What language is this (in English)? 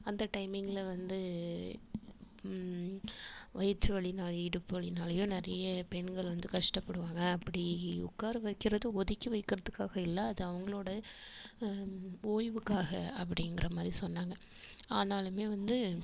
Tamil